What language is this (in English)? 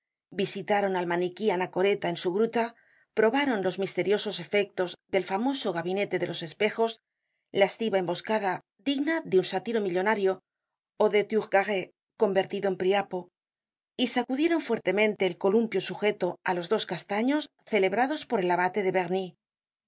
Spanish